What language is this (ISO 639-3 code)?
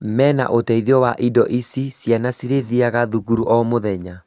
kik